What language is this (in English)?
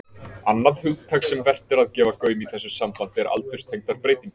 Icelandic